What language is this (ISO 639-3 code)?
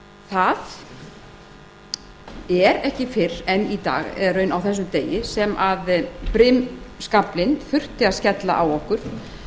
isl